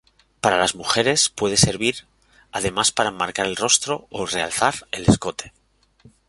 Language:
Spanish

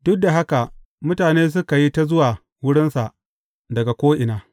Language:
Hausa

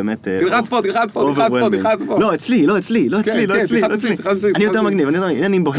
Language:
Hebrew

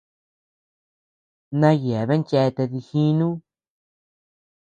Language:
Tepeuxila Cuicatec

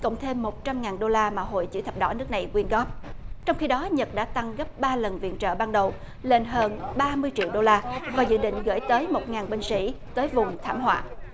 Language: Vietnamese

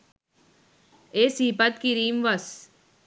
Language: Sinhala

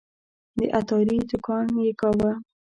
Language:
Pashto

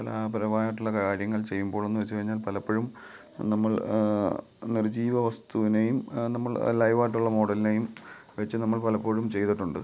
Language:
Malayalam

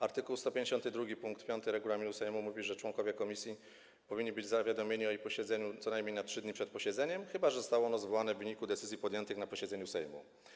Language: Polish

